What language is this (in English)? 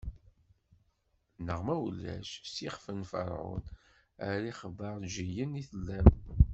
Kabyle